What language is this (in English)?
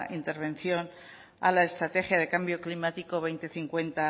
Spanish